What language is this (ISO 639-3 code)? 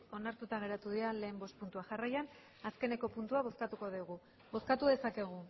eus